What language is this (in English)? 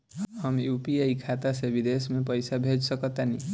Bhojpuri